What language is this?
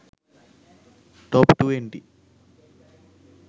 Sinhala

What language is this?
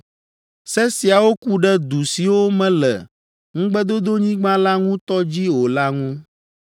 Ewe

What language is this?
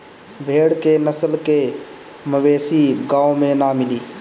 Bhojpuri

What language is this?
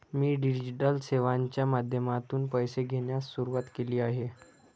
Marathi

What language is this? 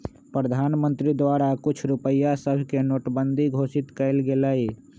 Magahi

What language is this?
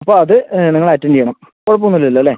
Malayalam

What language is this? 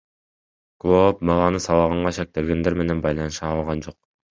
Kyrgyz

